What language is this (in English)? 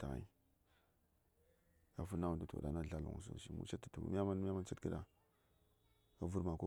Saya